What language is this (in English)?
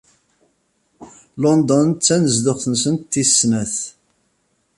Kabyle